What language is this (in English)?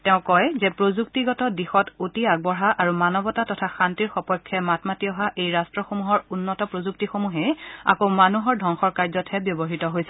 Assamese